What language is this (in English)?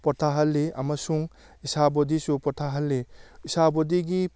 Manipuri